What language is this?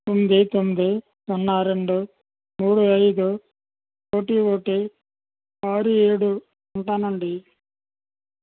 Telugu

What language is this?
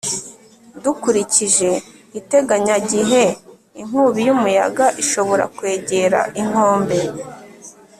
Kinyarwanda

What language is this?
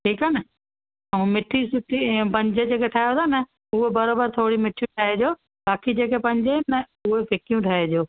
Sindhi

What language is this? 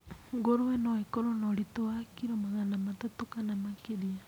Kikuyu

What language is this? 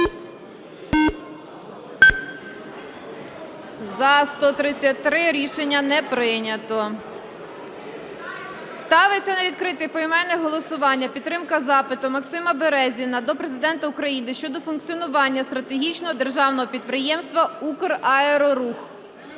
Ukrainian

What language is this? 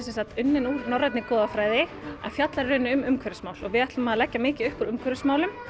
Icelandic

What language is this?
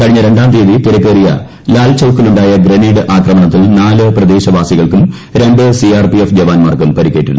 Malayalam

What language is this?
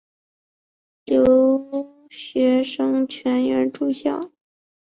Chinese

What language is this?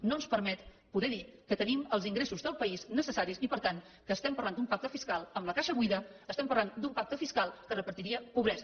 Catalan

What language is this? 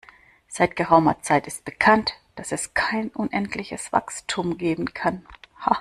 German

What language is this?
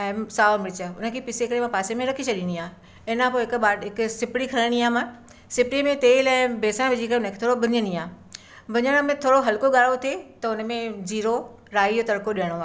Sindhi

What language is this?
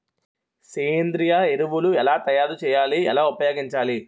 Telugu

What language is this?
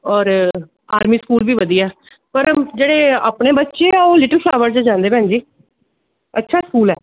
Punjabi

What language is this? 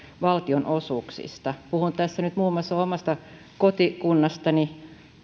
Finnish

